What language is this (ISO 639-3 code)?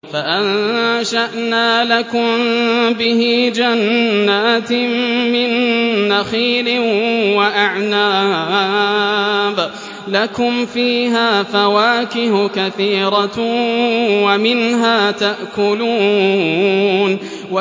ara